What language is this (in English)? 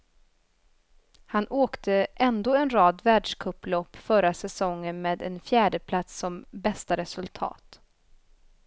Swedish